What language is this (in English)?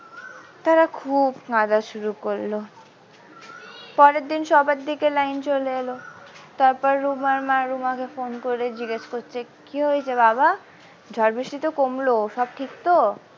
Bangla